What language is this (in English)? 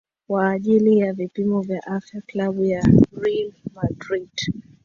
Swahili